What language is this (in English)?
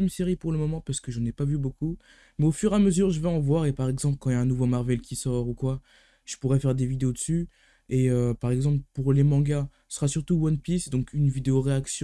French